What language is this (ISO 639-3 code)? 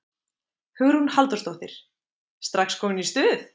isl